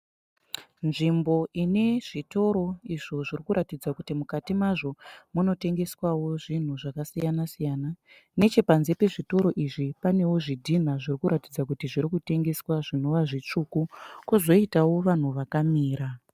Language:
Shona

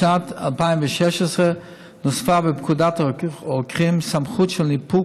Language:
Hebrew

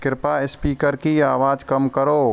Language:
Hindi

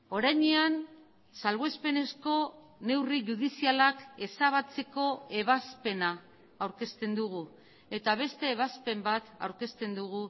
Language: Basque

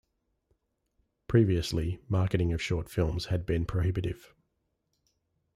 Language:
English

